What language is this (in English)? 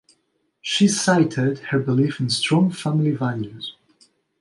English